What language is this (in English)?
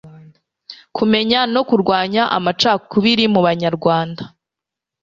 Kinyarwanda